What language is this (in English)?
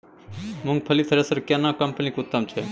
Maithili